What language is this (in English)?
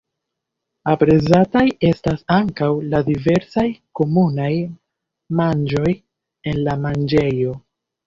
Esperanto